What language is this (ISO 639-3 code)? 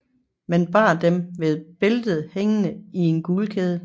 dan